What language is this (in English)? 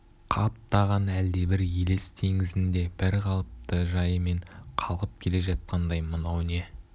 Kazakh